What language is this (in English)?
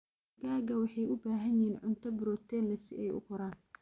Somali